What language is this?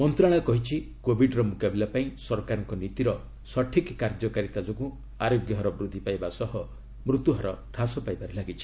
Odia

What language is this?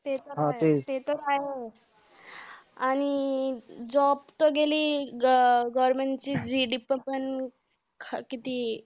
Marathi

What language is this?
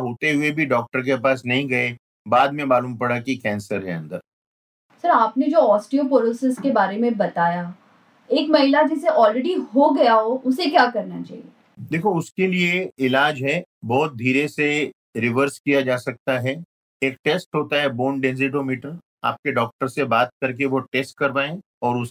Hindi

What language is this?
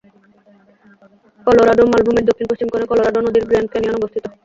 Bangla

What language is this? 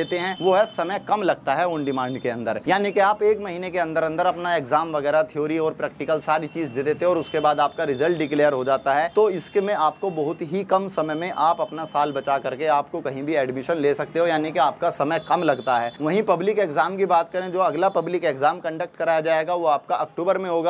Hindi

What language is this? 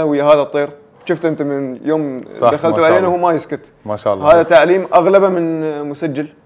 Arabic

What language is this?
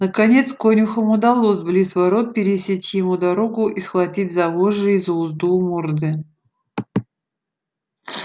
Russian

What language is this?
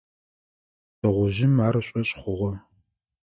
Adyghe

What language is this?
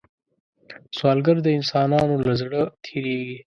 Pashto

